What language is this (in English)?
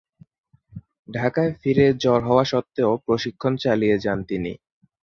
Bangla